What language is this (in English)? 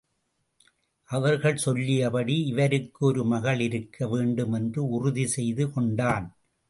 Tamil